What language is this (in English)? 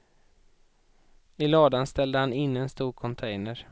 Swedish